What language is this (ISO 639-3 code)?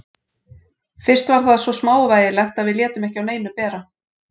isl